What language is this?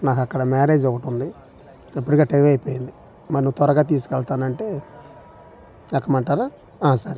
Telugu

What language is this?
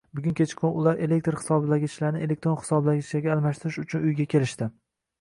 Uzbek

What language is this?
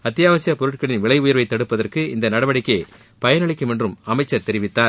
Tamil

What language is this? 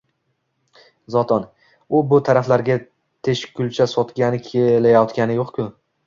Uzbek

